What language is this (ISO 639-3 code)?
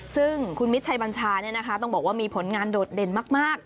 tha